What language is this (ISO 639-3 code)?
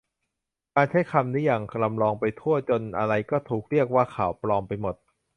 tha